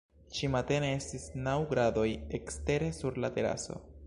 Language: Esperanto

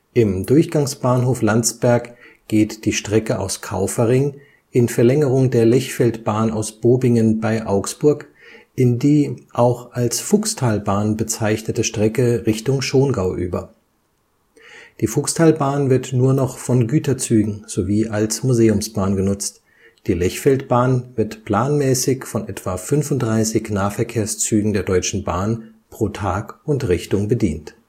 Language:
German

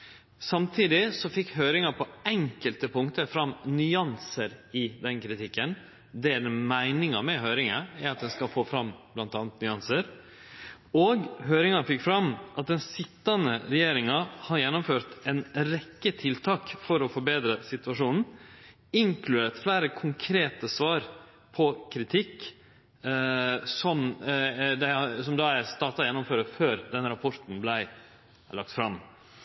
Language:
Norwegian Nynorsk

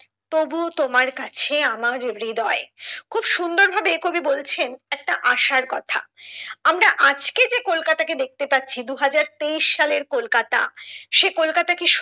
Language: Bangla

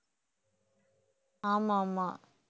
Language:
Tamil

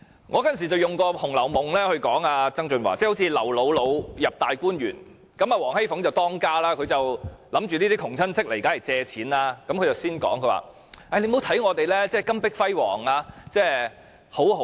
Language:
Cantonese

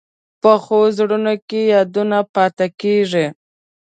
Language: Pashto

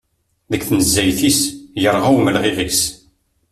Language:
Kabyle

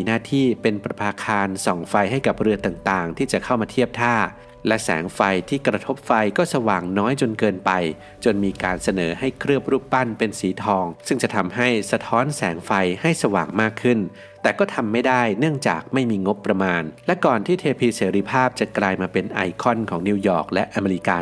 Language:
Thai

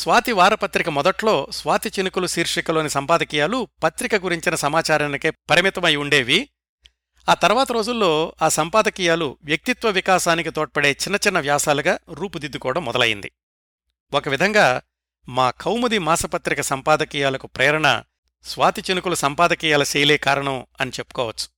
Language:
Telugu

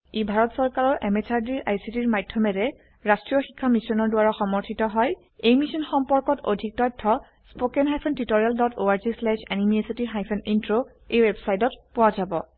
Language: Assamese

